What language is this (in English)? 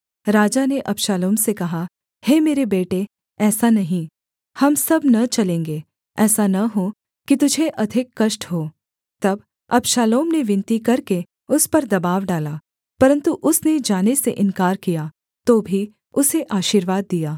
Hindi